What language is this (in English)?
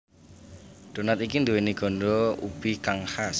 Javanese